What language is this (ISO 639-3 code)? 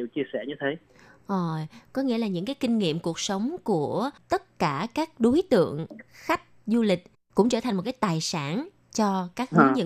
vie